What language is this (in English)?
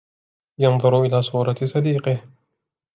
Arabic